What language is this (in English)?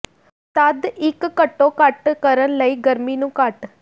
Punjabi